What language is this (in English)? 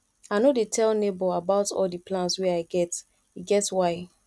Nigerian Pidgin